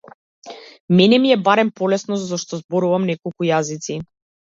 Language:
Macedonian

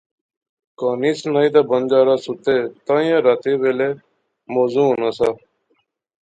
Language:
Pahari-Potwari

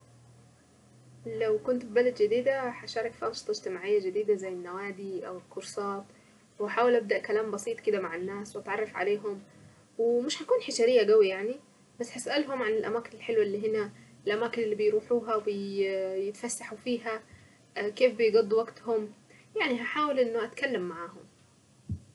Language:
Saidi Arabic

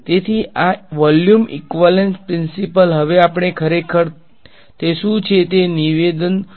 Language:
Gujarati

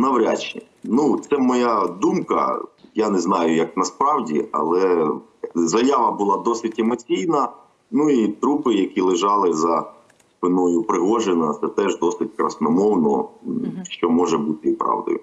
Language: Ukrainian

